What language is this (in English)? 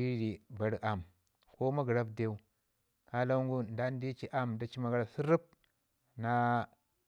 Ngizim